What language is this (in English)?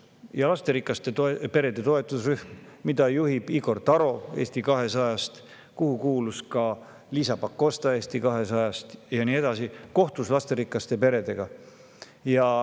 Estonian